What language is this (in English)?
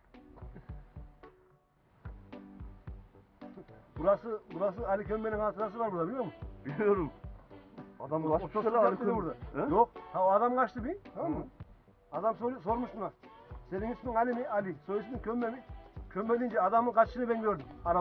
Turkish